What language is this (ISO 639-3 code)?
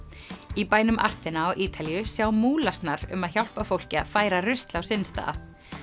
isl